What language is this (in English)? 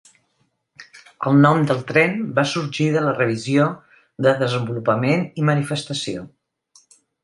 Catalan